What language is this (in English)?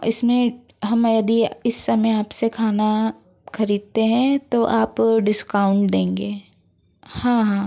Hindi